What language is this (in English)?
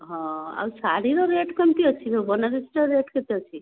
Odia